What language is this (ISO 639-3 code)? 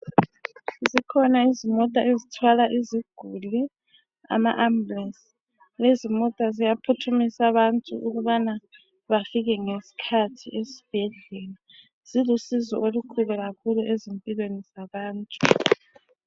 nde